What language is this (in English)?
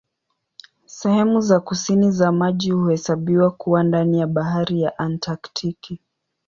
Swahili